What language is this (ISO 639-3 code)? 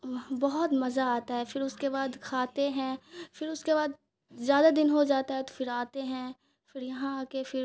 urd